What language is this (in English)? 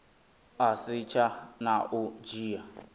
Venda